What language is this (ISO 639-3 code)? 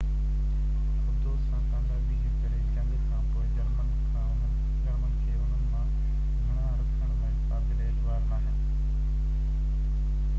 snd